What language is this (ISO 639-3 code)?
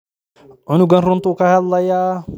som